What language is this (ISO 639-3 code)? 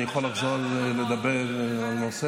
heb